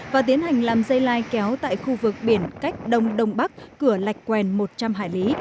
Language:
Vietnamese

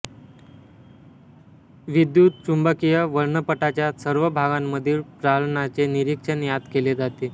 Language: Marathi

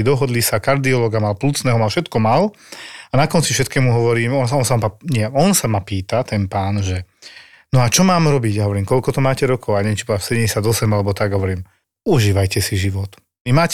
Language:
Slovak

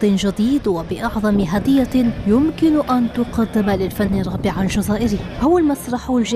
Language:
Arabic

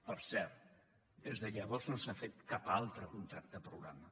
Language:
Catalan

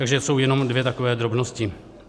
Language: Czech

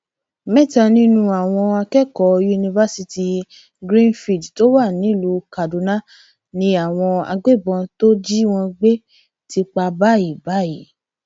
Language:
Yoruba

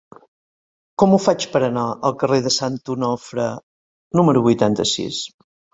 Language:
Catalan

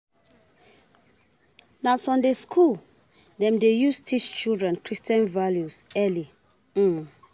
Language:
Nigerian Pidgin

